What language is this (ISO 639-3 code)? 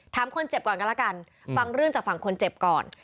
tha